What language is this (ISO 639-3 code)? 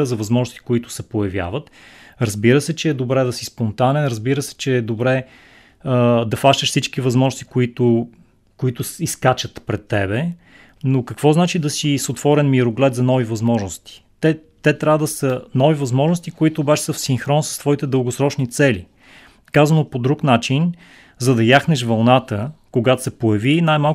bul